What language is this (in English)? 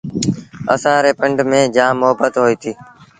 Sindhi Bhil